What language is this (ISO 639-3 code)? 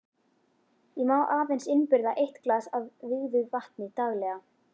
isl